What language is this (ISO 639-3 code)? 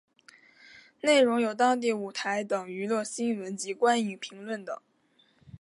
zho